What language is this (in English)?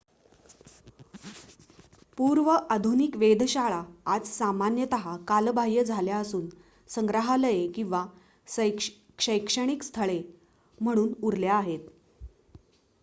Marathi